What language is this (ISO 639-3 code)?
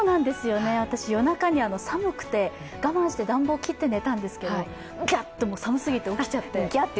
jpn